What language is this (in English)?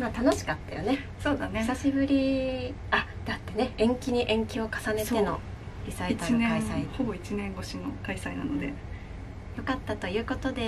Japanese